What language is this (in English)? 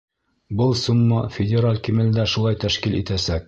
Bashkir